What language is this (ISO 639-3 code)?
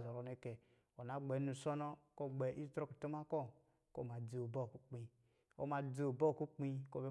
mgi